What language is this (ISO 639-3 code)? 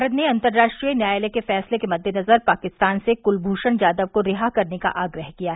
hin